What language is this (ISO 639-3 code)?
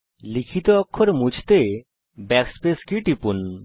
ben